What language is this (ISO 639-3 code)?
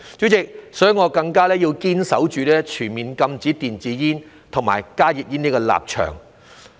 yue